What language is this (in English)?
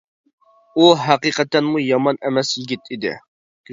Uyghur